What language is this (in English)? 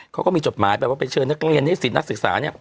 Thai